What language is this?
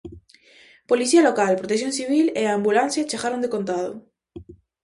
Galician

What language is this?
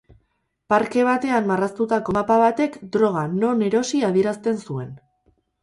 Basque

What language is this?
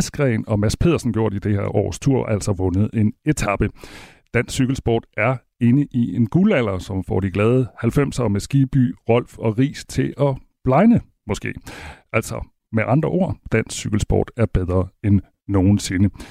Danish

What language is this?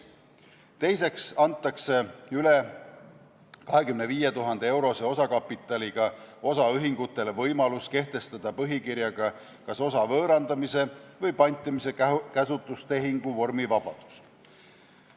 Estonian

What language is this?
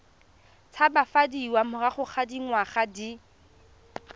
Tswana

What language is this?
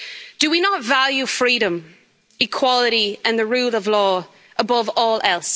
English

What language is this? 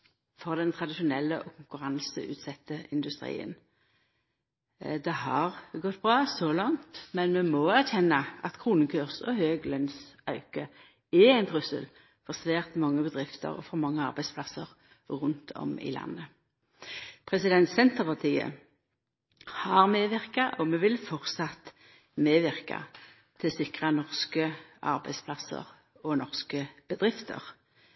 Norwegian Nynorsk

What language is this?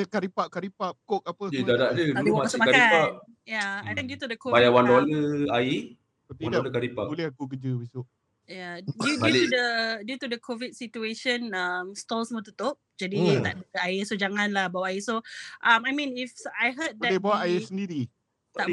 Malay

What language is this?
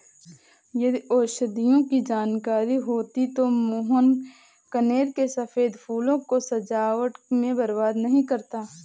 Hindi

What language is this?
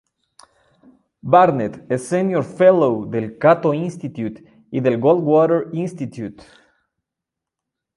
Spanish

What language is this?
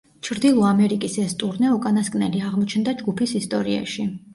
Georgian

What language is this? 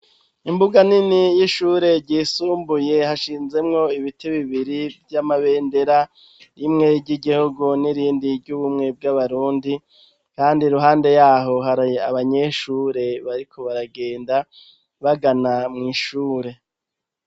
Rundi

